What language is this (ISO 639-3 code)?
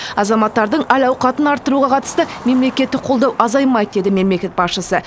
kaz